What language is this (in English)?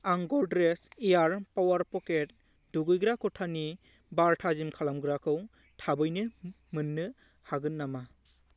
Bodo